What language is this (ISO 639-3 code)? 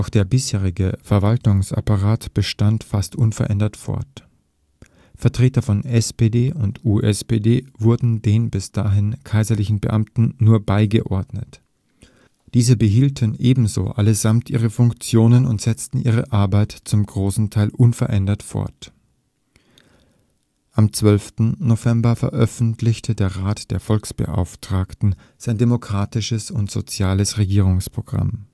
deu